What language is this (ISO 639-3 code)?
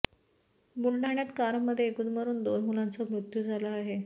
mar